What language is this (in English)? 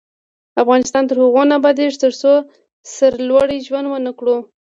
Pashto